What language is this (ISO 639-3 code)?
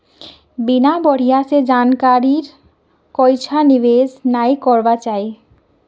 mag